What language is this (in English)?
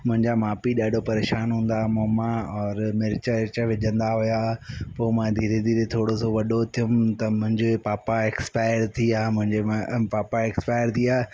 Sindhi